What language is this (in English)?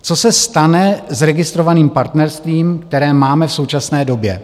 Czech